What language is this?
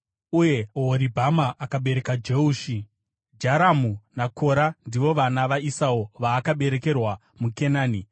Shona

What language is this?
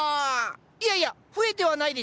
Japanese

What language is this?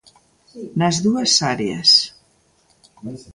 Galician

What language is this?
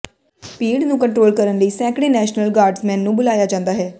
Punjabi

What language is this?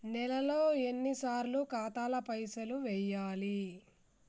Telugu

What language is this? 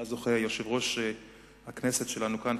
Hebrew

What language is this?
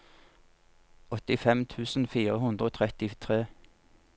Norwegian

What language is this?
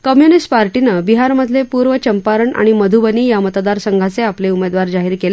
Marathi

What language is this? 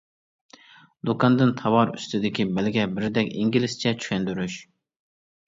Uyghur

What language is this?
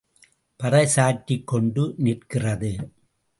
Tamil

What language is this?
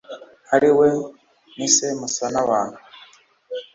Kinyarwanda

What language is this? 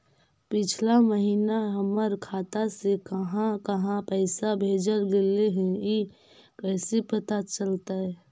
Magahi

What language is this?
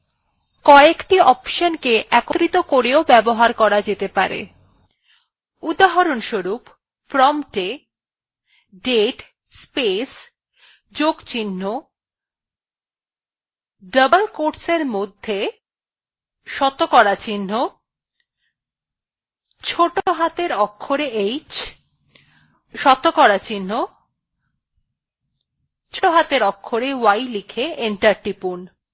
Bangla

